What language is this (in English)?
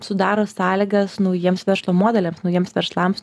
Lithuanian